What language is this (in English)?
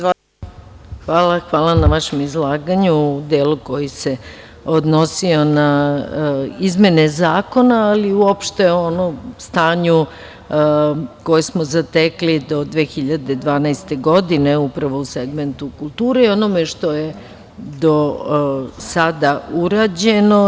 Serbian